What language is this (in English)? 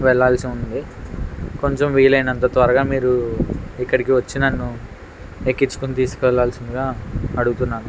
Telugu